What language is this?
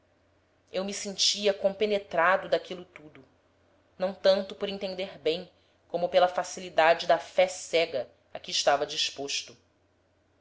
Portuguese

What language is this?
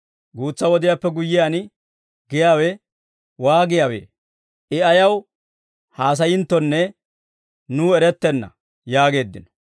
Dawro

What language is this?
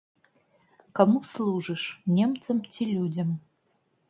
Belarusian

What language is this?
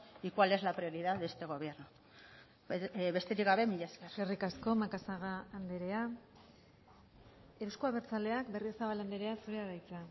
Basque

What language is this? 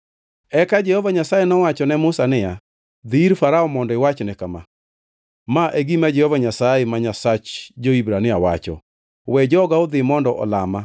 Luo (Kenya and Tanzania)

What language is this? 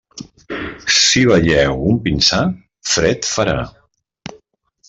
Catalan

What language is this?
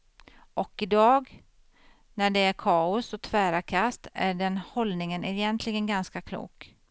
Swedish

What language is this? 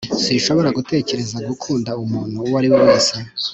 Kinyarwanda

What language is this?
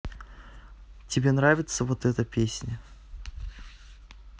Russian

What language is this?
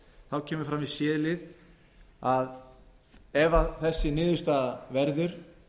Icelandic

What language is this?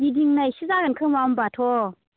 Bodo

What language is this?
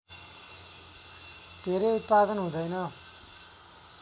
Nepali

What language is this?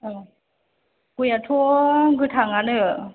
Bodo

